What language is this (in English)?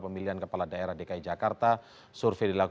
Indonesian